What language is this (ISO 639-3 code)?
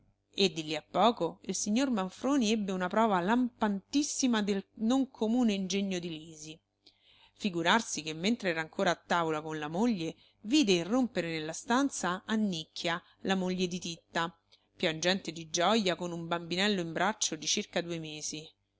ita